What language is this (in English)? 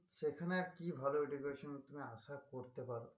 Bangla